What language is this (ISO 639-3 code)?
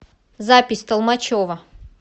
rus